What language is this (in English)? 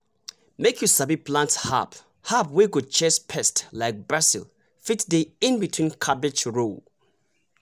Nigerian Pidgin